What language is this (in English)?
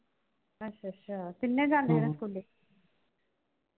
Punjabi